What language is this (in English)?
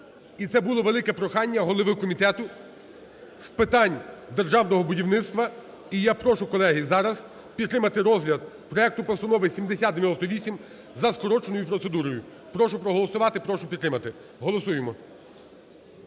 Ukrainian